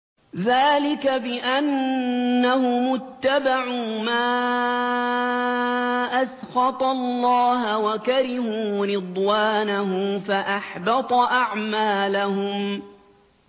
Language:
Arabic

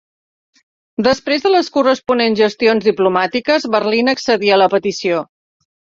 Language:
Catalan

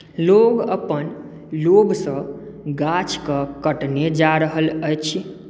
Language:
Maithili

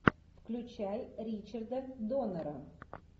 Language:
Russian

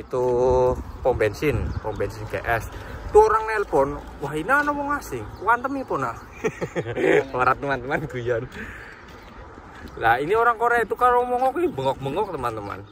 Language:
Indonesian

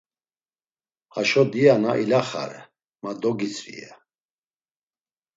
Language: Laz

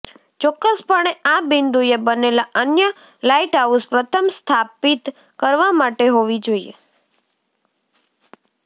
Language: Gujarati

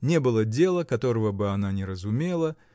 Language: Russian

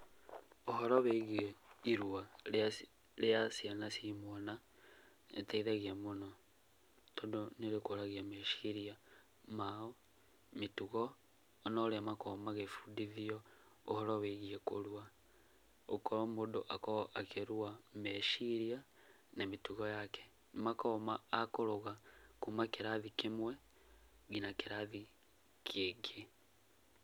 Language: Kikuyu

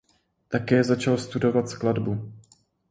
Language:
Czech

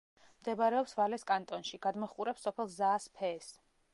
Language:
Georgian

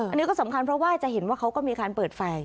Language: Thai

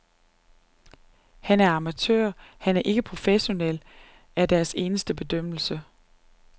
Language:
Danish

